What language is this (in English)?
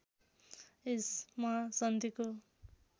Nepali